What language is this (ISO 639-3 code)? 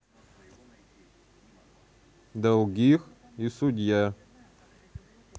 rus